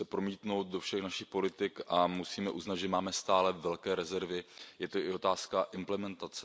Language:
Czech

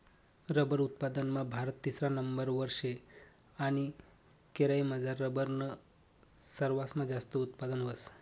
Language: Marathi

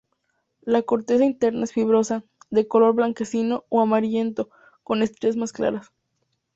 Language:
Spanish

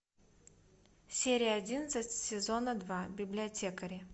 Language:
Russian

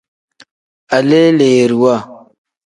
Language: Tem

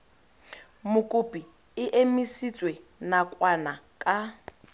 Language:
Tswana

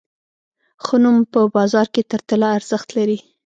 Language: Pashto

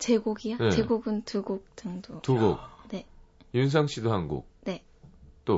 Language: Korean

